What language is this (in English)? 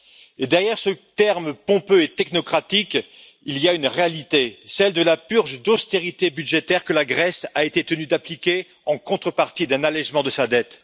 French